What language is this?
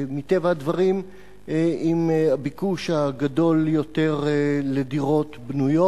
Hebrew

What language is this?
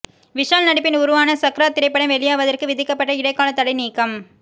Tamil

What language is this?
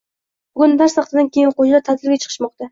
Uzbek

